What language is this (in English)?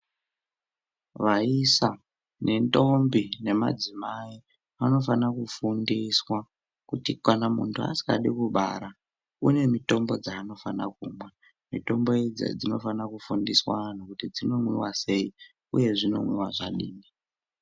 Ndau